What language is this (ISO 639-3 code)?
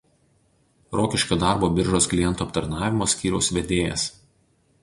lit